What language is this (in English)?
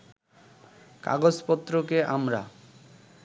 Bangla